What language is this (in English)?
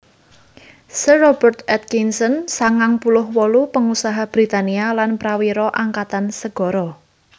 Javanese